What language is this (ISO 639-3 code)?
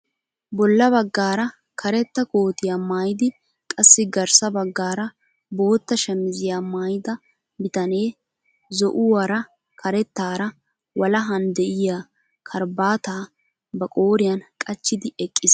wal